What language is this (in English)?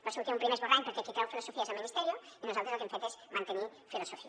Catalan